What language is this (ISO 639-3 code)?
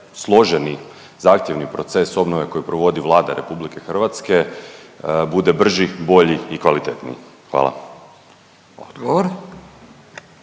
hrv